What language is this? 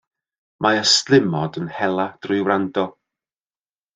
Welsh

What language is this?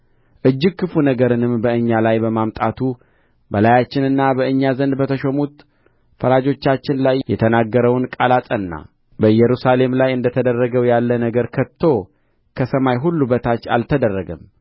Amharic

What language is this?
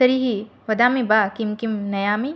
Sanskrit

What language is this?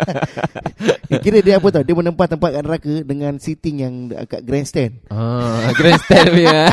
Malay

